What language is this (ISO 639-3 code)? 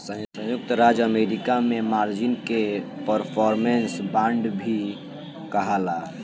bho